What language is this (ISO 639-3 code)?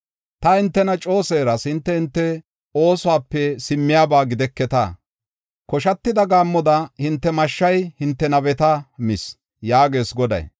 gof